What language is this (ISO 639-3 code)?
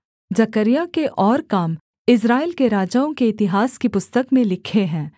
hin